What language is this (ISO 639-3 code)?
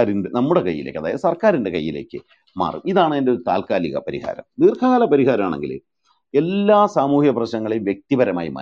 mal